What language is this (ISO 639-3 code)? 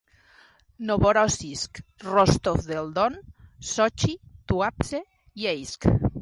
cat